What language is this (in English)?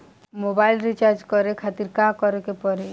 Bhojpuri